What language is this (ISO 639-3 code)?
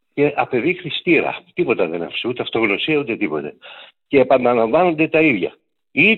ell